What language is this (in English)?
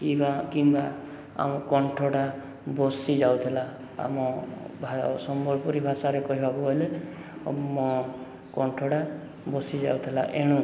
Odia